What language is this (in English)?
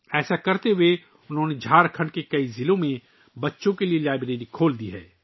Urdu